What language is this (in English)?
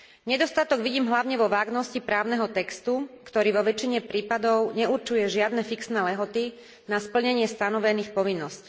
Slovak